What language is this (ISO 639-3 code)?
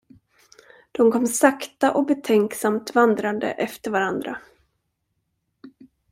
swe